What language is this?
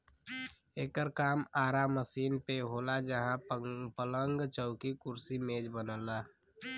Bhojpuri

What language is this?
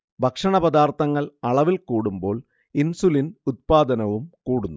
Malayalam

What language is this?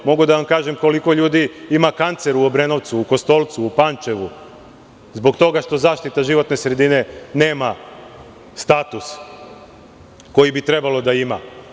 Serbian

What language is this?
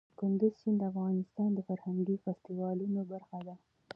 Pashto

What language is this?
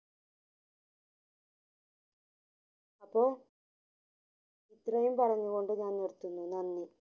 Malayalam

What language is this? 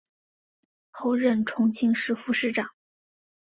Chinese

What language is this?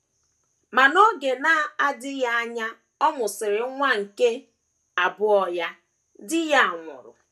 Igbo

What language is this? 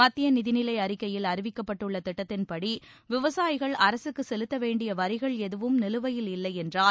Tamil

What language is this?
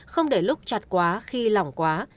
Vietnamese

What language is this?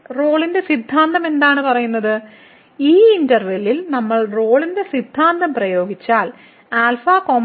Malayalam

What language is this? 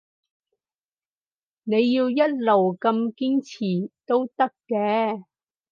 Cantonese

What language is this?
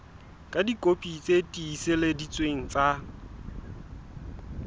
Southern Sotho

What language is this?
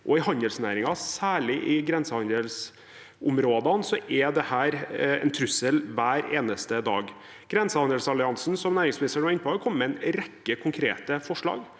Norwegian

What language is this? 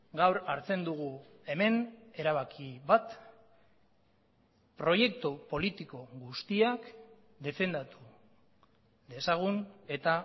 Basque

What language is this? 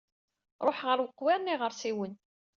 Kabyle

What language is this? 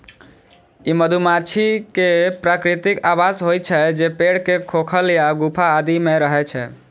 Maithili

